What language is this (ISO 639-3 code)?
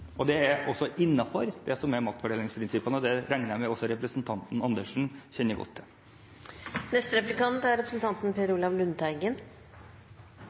nob